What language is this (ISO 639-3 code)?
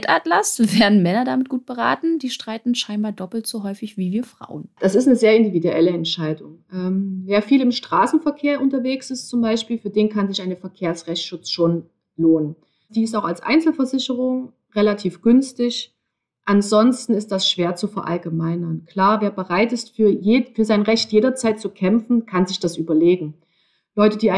deu